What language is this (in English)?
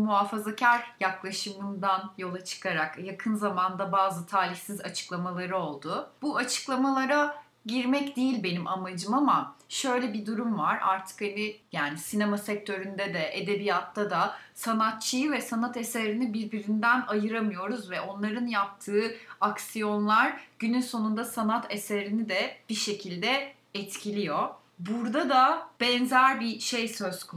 Turkish